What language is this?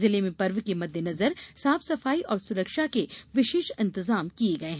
Hindi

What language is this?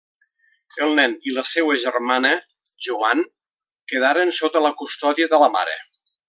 Catalan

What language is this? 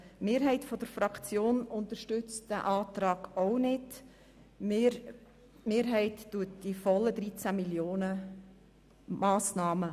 Swiss German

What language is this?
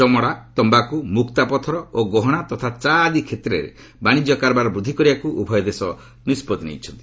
Odia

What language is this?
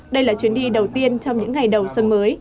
Vietnamese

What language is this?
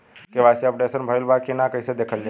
Bhojpuri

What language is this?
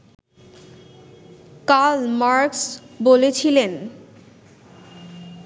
Bangla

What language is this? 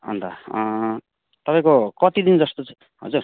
Nepali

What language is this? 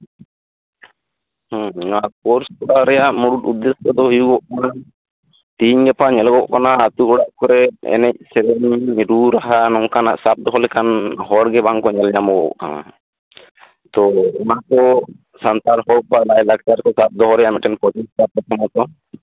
Santali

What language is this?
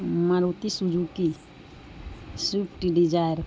Urdu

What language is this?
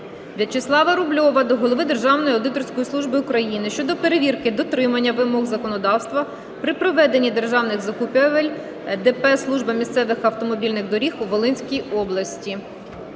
Ukrainian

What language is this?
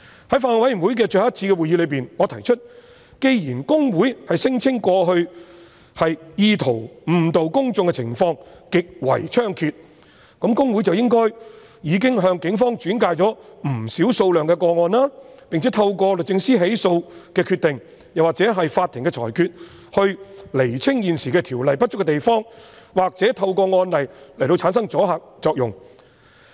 Cantonese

